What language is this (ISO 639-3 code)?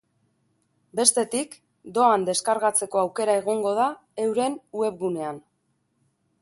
eus